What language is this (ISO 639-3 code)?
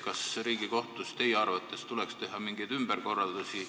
est